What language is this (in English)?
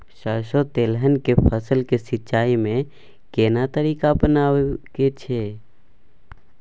Maithili